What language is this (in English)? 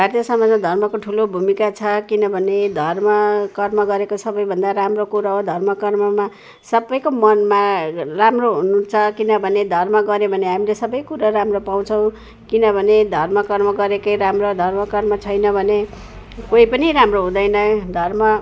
Nepali